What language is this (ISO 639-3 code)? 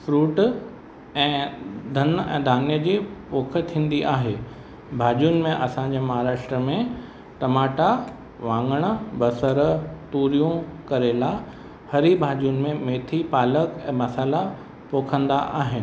snd